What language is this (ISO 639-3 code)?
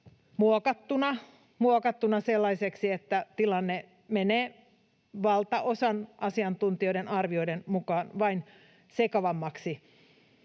fin